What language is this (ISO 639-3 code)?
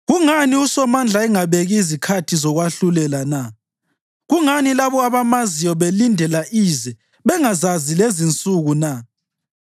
nde